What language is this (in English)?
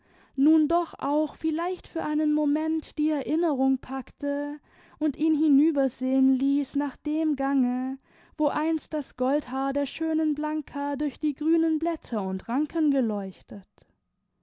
German